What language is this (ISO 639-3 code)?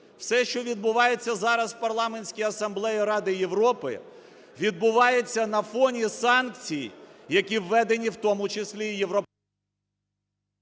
ukr